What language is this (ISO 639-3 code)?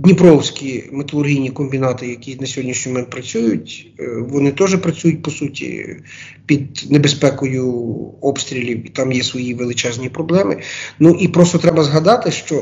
ukr